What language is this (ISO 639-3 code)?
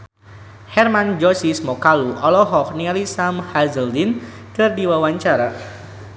sun